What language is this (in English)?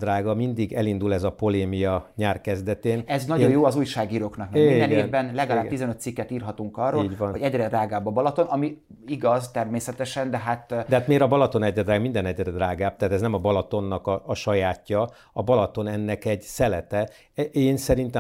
Hungarian